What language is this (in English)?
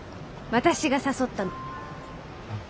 Japanese